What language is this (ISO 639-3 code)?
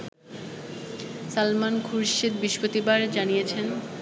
ben